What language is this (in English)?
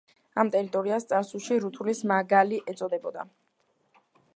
Georgian